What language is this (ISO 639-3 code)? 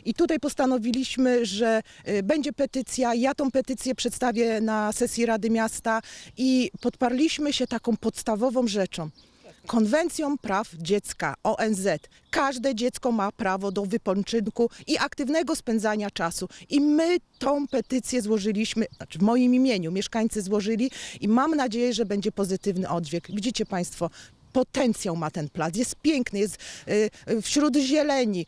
pol